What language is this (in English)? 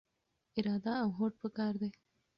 Pashto